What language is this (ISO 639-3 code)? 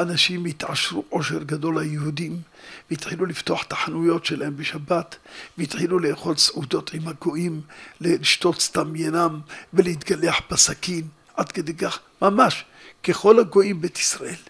heb